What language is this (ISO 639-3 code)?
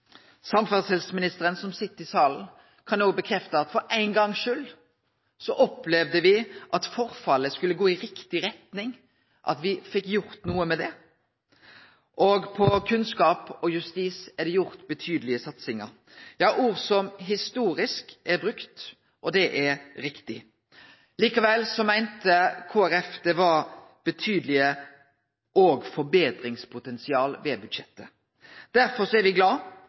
nno